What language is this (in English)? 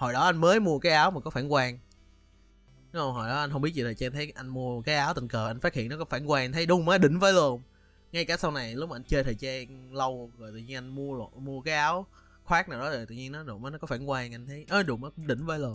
Vietnamese